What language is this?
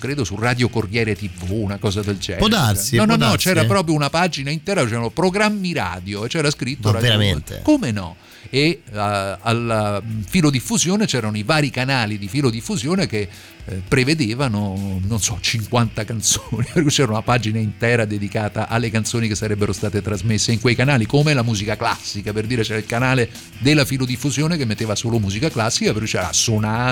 Italian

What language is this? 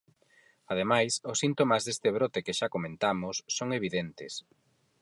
Galician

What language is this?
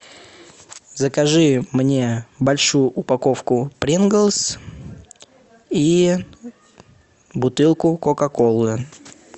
Russian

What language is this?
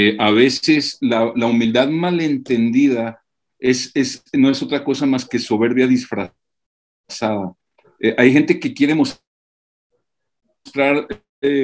Spanish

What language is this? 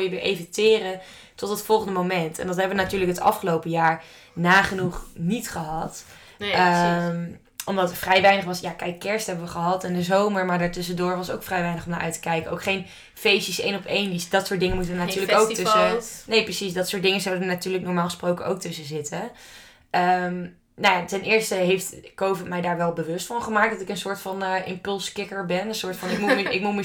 Dutch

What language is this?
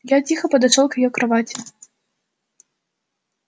Russian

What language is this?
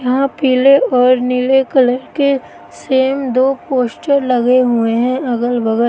Hindi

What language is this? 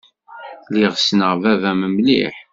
Kabyle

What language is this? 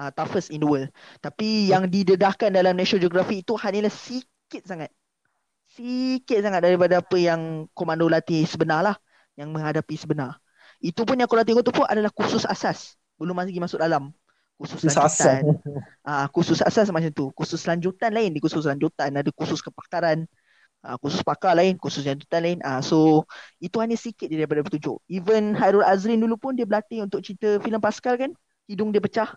Malay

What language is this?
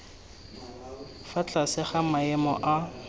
Tswana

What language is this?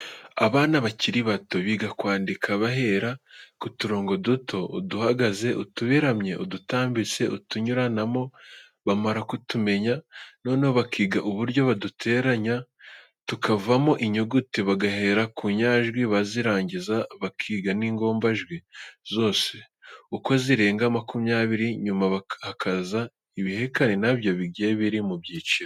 Kinyarwanda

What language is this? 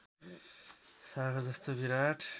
Nepali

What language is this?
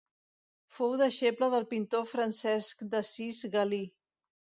Catalan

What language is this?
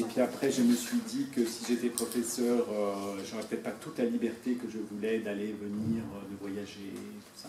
French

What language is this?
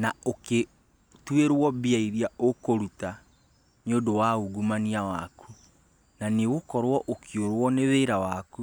Kikuyu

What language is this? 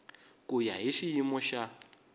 Tsonga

